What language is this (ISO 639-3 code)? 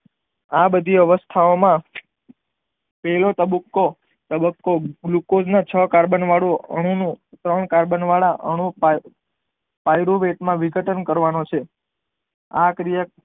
guj